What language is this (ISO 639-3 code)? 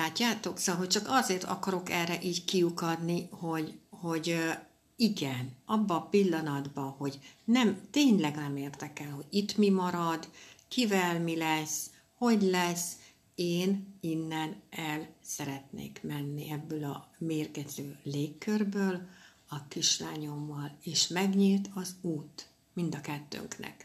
hun